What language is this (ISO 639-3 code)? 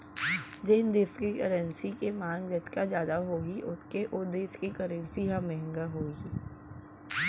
hne